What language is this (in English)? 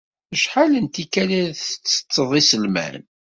Kabyle